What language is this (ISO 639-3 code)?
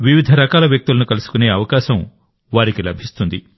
tel